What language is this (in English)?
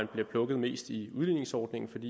Danish